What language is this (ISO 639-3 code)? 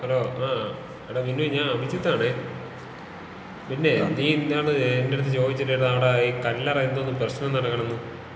mal